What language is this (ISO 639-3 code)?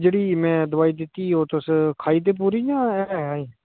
doi